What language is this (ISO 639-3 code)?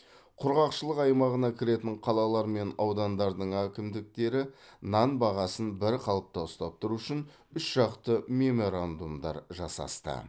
kaz